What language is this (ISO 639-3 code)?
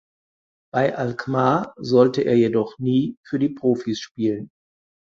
deu